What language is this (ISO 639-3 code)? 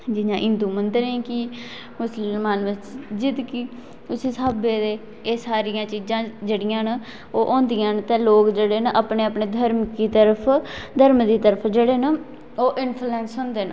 doi